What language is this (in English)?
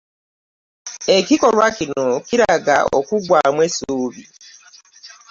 Ganda